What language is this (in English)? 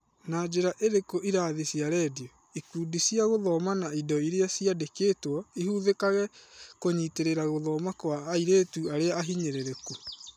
Kikuyu